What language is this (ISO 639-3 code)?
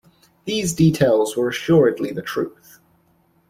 eng